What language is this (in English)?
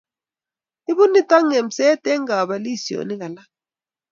Kalenjin